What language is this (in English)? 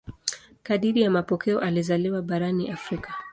Swahili